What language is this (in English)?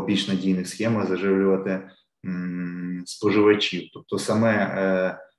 Ukrainian